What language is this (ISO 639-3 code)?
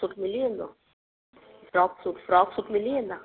snd